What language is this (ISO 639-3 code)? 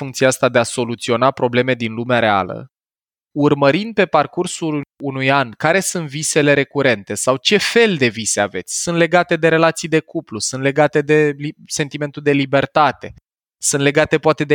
ron